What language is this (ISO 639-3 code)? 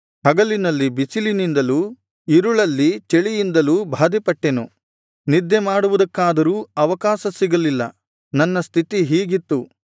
kan